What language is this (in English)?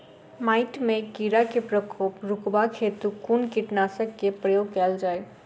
Maithili